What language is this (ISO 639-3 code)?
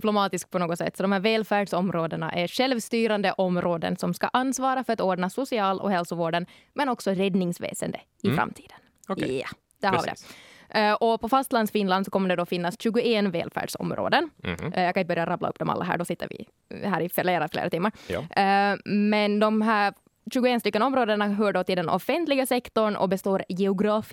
swe